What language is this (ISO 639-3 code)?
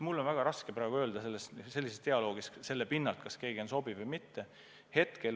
est